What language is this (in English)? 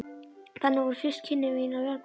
Icelandic